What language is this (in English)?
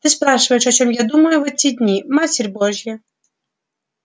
Russian